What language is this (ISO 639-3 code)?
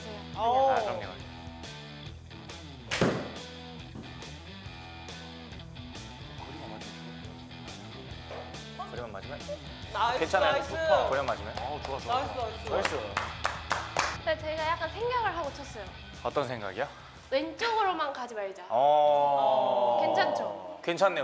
kor